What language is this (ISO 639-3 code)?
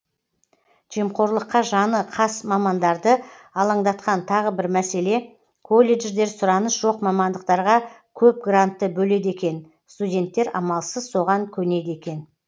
kaz